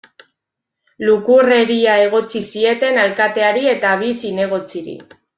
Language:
Basque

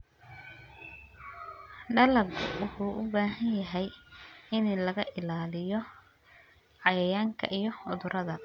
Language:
Somali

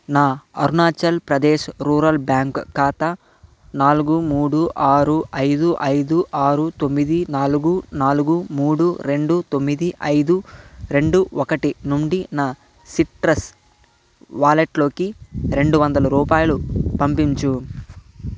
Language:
Telugu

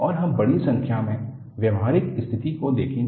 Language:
Hindi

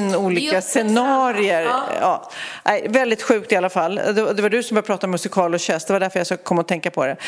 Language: Swedish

